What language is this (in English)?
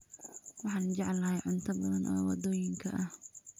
Somali